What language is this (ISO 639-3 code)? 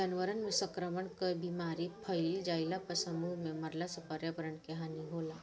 bho